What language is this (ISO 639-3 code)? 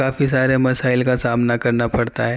urd